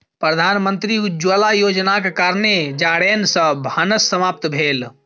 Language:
Maithili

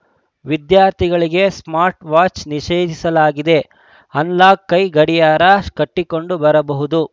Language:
Kannada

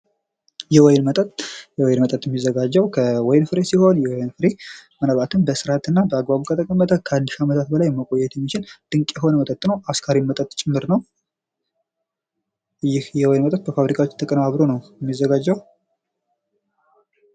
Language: Amharic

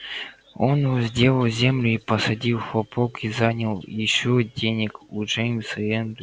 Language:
Russian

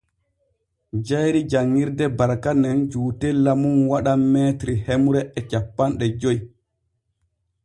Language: Borgu Fulfulde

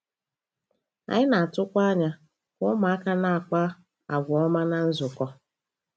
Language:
Igbo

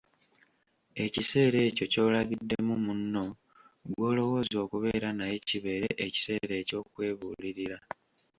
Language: Ganda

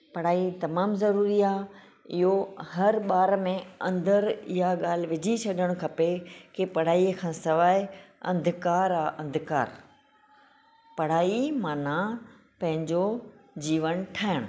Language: Sindhi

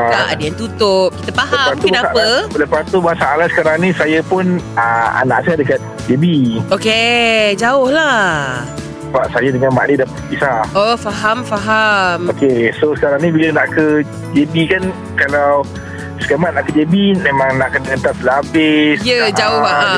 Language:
Malay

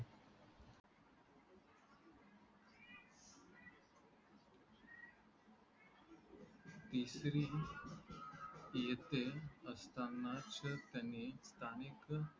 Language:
Marathi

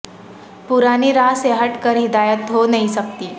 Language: Urdu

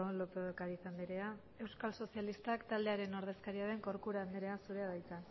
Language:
Basque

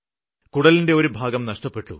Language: Malayalam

